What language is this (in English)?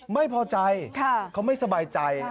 Thai